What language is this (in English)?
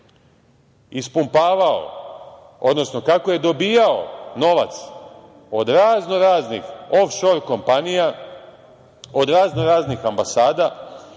Serbian